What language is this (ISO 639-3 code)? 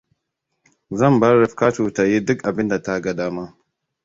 hau